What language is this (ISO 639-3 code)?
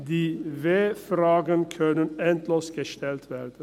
gsw